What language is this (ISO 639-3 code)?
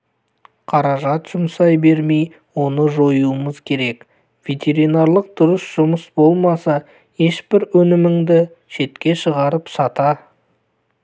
kaz